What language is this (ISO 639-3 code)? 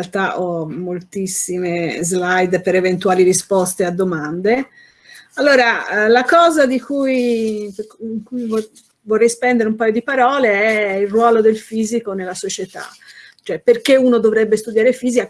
ita